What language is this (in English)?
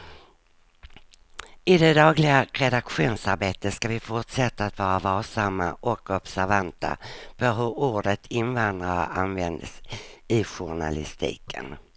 Swedish